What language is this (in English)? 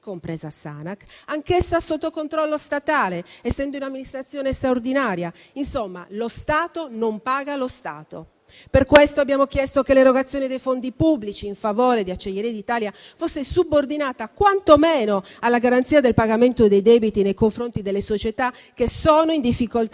Italian